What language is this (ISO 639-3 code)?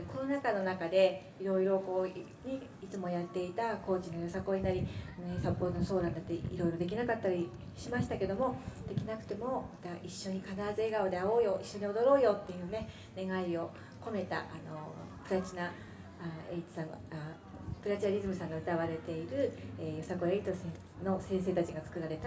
jpn